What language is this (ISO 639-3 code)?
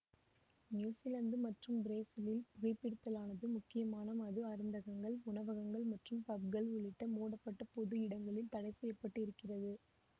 tam